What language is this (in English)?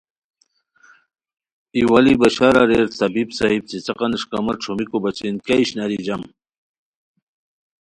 Khowar